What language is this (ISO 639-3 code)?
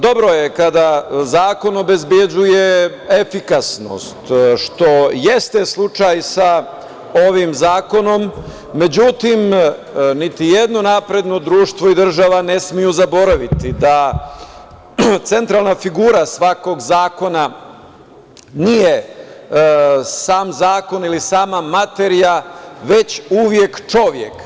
srp